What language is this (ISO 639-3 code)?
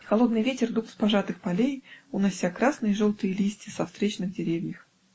rus